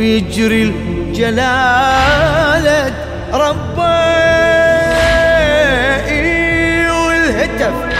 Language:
Arabic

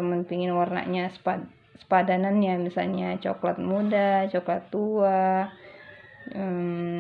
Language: Indonesian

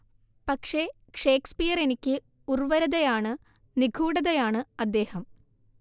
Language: Malayalam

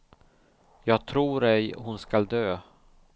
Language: Swedish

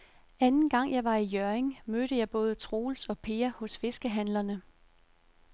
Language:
Danish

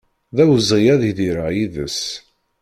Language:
Kabyle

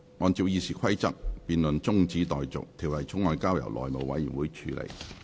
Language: Cantonese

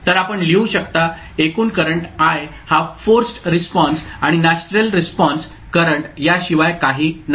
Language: Marathi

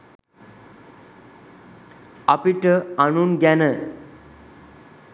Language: Sinhala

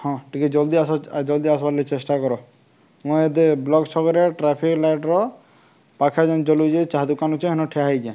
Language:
Odia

